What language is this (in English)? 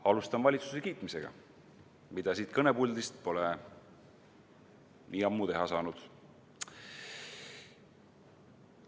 Estonian